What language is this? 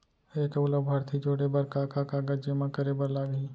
Chhattisgarhi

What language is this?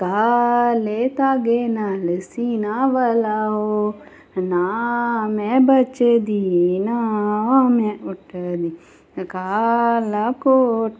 Dogri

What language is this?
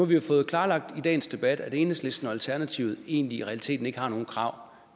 Danish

